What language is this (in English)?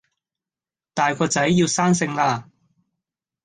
Cantonese